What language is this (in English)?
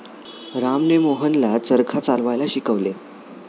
Marathi